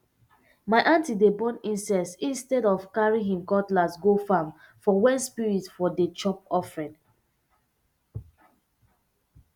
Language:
Nigerian Pidgin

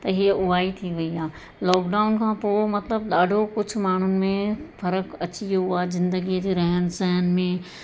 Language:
Sindhi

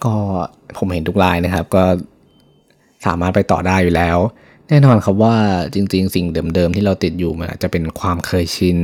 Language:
Thai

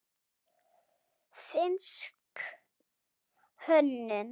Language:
Icelandic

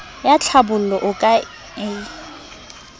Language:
Southern Sotho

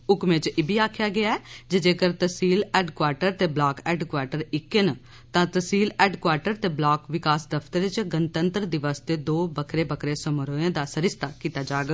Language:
Dogri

